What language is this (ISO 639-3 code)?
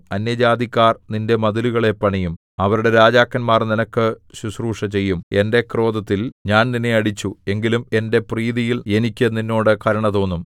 mal